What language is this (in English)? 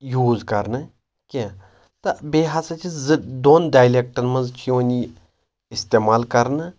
Kashmiri